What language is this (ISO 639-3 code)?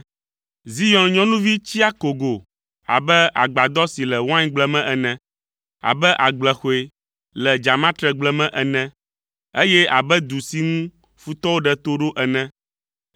ewe